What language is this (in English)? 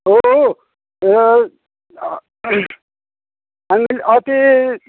Maithili